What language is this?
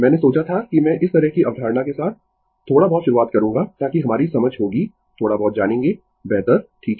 Hindi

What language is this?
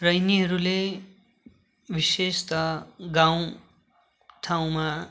Nepali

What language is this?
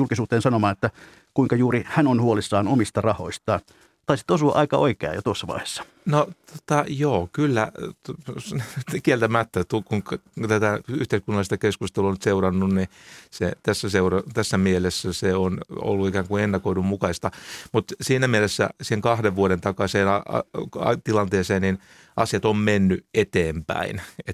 Finnish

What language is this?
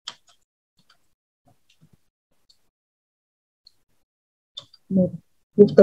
Vietnamese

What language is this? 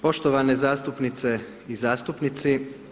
Croatian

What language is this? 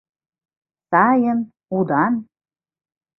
Mari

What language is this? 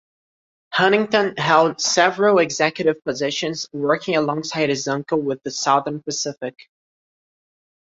English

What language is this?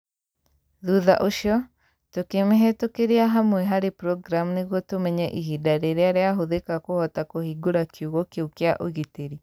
Kikuyu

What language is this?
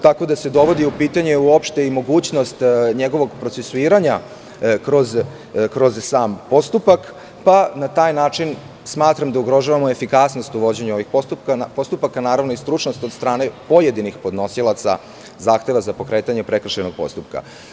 Serbian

